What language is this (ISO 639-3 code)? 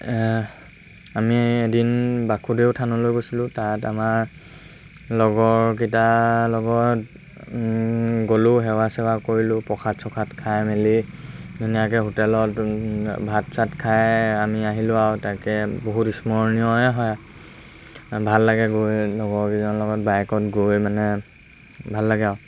asm